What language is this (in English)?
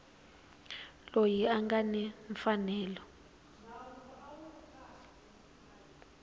Tsonga